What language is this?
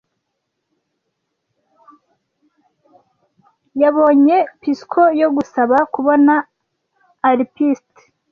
Kinyarwanda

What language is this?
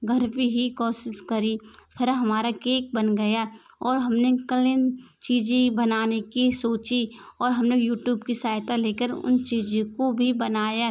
Hindi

